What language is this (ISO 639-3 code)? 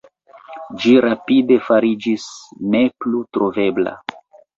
epo